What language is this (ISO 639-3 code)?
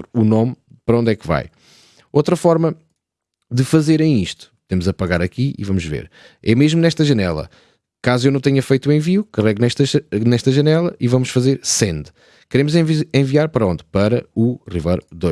por